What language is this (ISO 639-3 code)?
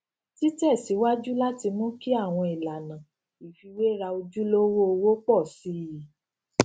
yor